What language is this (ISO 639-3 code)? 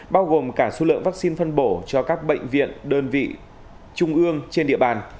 vie